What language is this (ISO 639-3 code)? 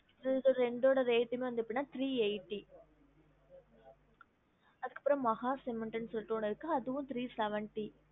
tam